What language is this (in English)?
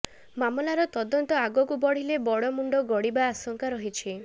Odia